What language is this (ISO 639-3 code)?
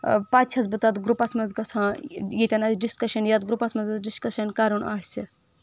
kas